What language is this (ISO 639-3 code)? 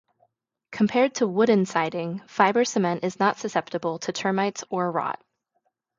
eng